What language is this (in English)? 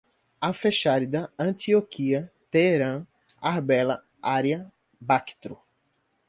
Portuguese